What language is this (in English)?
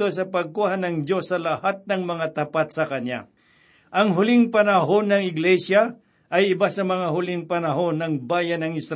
Filipino